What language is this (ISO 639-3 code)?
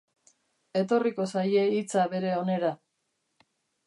eus